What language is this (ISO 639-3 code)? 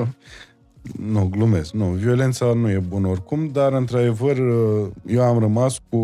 ron